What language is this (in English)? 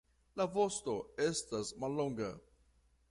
Esperanto